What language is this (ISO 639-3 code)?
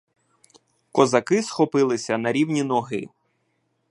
ukr